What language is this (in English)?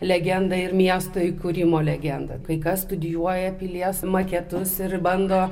Lithuanian